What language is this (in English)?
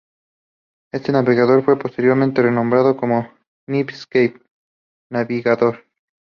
Spanish